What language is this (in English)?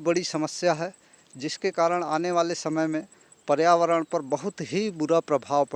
Hindi